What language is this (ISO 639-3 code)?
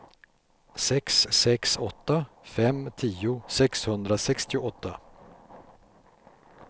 swe